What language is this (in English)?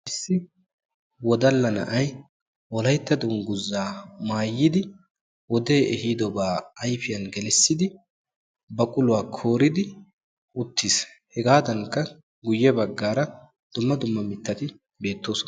Wolaytta